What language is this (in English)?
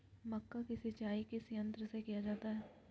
Magahi